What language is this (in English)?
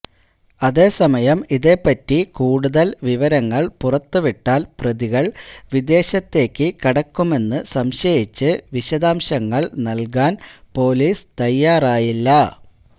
Malayalam